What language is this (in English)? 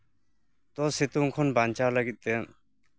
Santali